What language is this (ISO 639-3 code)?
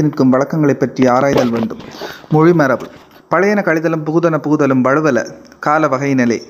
tam